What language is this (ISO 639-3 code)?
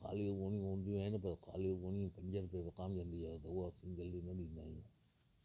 snd